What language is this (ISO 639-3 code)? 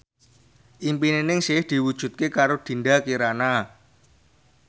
jav